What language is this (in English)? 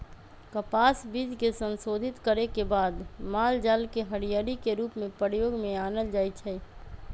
Magahi